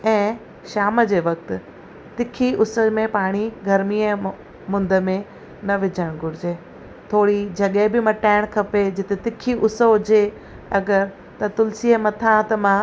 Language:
Sindhi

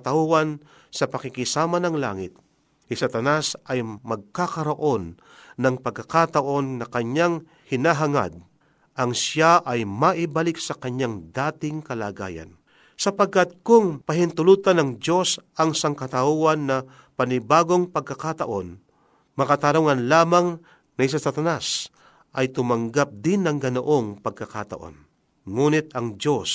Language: Filipino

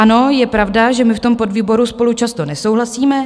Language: Czech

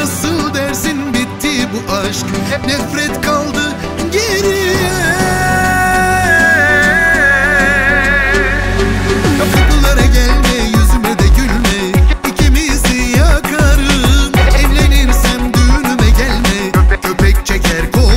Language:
Turkish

